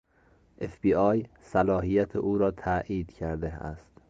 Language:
Persian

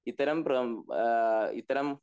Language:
Malayalam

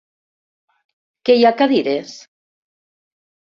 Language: Catalan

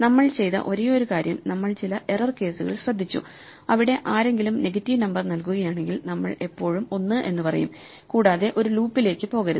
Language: Malayalam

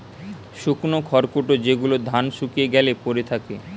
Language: Bangla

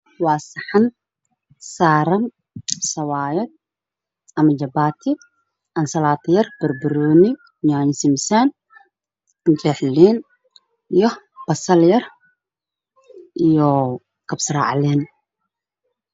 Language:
Somali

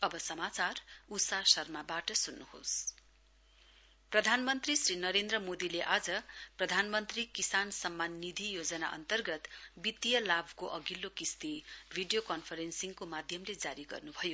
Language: Nepali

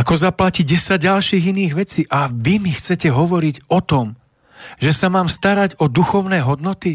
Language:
Slovak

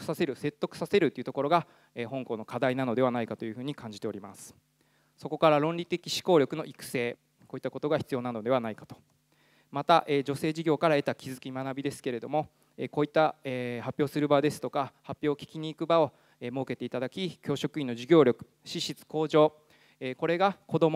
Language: Japanese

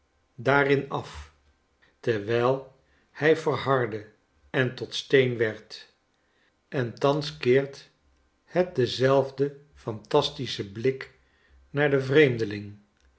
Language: Dutch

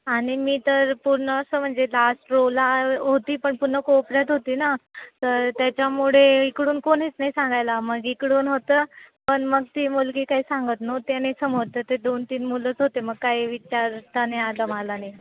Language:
Marathi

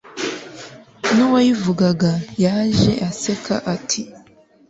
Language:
Kinyarwanda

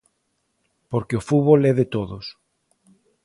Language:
Galician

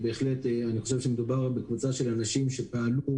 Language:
Hebrew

